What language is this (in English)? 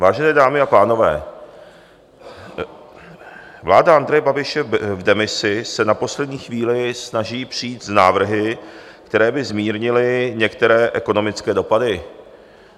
Czech